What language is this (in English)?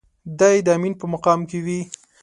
Pashto